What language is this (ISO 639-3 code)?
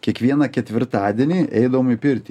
lit